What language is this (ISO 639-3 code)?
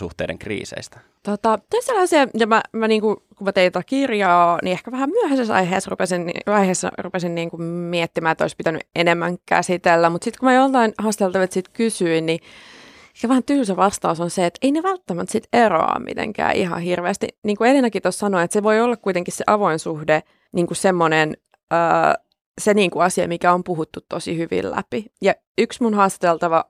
fin